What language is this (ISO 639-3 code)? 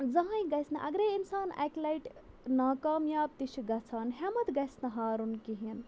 kas